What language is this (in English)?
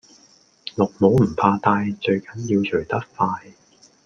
Cantonese